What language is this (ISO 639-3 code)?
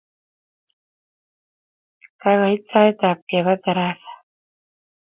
kln